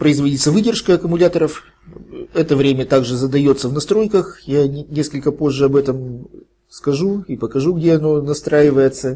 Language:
Russian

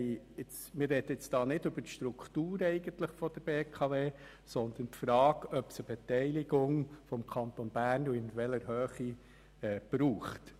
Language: Swiss German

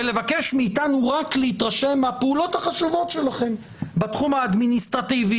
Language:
Hebrew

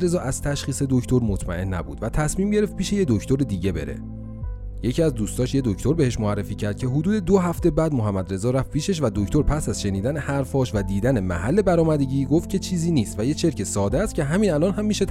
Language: Persian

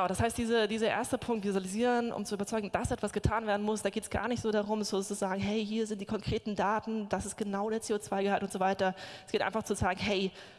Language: German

